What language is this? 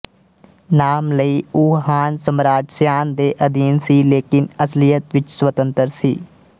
Punjabi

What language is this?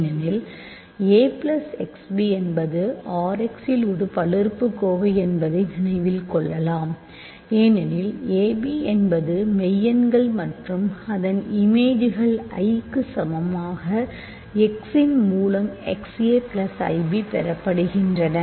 Tamil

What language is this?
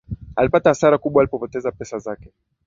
Swahili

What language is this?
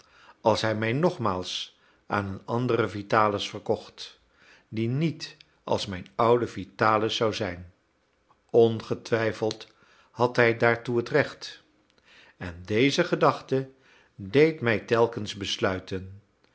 Dutch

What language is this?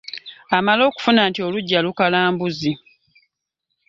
Ganda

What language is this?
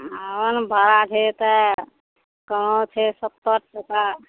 Maithili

